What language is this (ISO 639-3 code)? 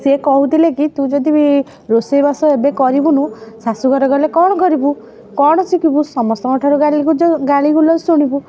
ori